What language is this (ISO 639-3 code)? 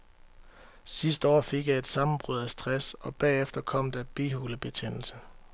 dan